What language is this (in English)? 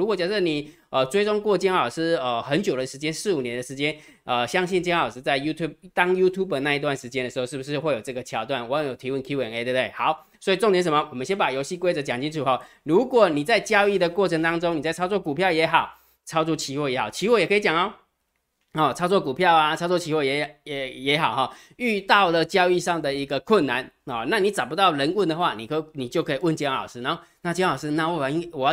Chinese